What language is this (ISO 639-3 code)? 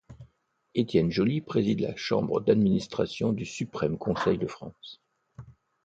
fra